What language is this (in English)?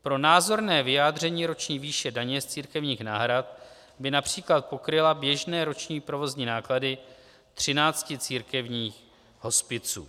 Czech